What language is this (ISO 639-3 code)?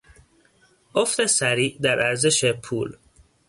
fas